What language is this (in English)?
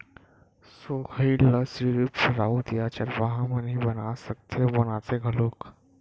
Chhattisgarhi